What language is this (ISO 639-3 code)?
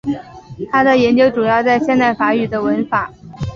zho